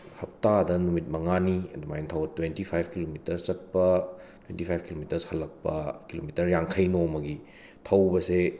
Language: Manipuri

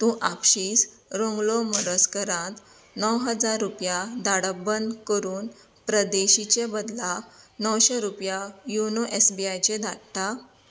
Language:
Konkani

